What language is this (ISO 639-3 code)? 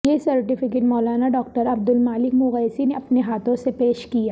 urd